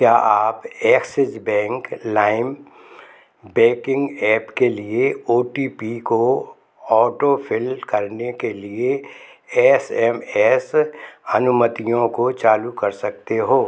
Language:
Hindi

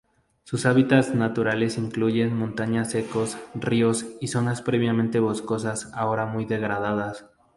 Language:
Spanish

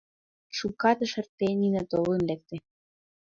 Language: Mari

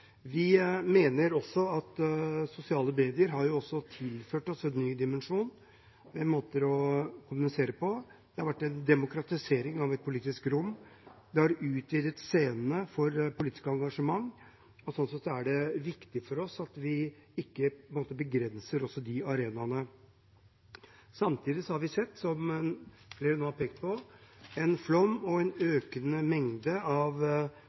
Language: Norwegian Bokmål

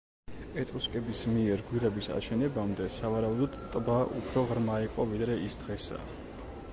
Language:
Georgian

